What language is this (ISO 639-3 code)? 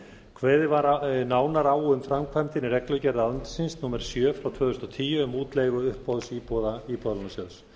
isl